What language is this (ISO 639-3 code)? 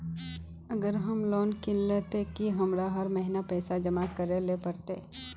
mag